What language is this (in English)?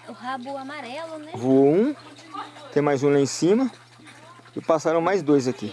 Portuguese